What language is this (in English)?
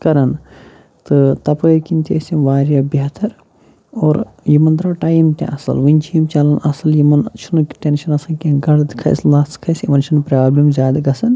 Kashmiri